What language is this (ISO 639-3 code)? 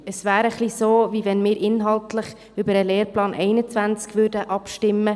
gsw